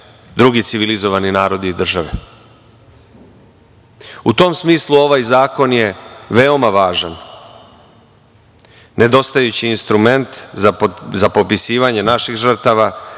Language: Serbian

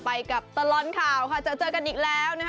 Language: Thai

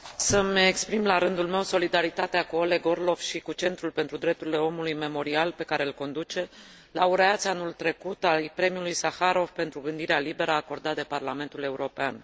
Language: Romanian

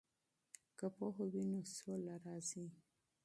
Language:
Pashto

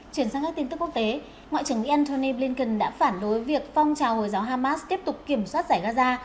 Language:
Vietnamese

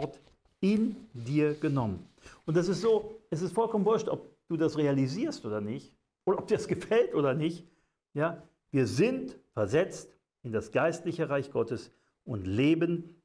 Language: German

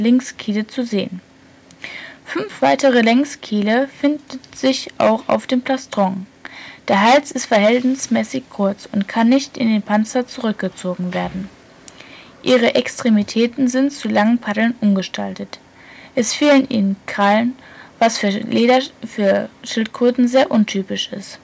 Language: German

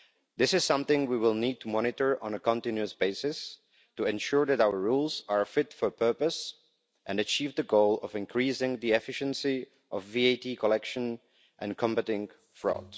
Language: English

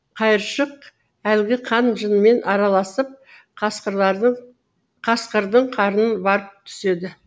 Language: Kazakh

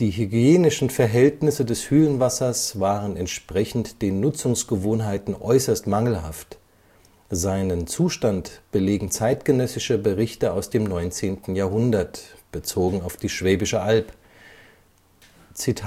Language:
German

